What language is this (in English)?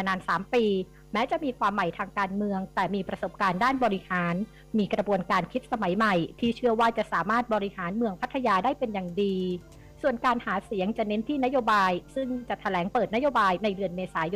Thai